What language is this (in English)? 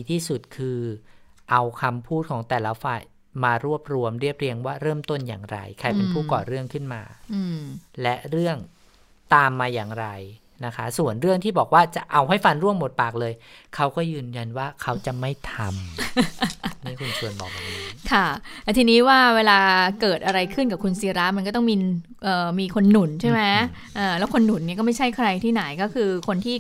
Thai